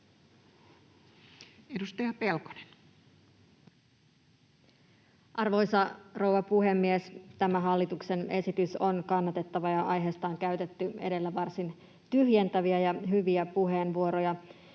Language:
Finnish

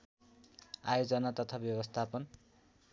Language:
Nepali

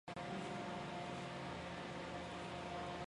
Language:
Chinese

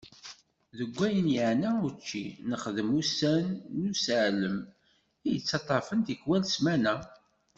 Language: Kabyle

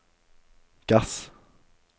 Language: Norwegian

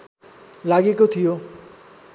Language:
Nepali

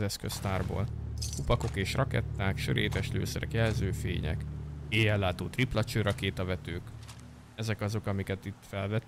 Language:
Hungarian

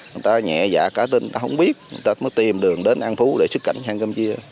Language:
Vietnamese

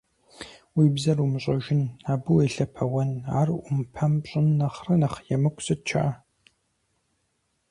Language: Kabardian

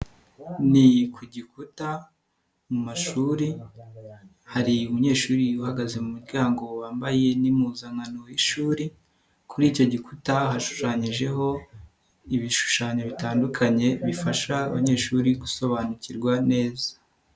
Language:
Kinyarwanda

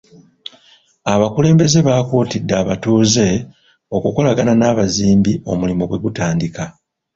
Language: Ganda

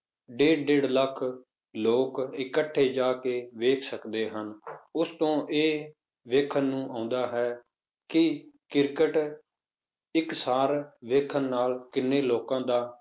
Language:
Punjabi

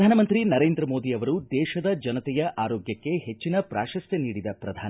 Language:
Kannada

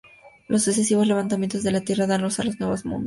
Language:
Spanish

